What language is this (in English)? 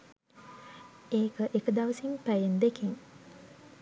Sinhala